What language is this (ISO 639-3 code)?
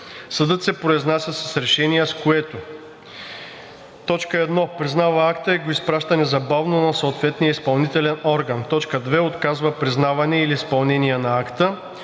bul